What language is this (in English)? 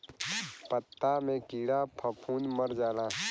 Bhojpuri